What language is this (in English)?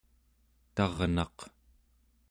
Central Yupik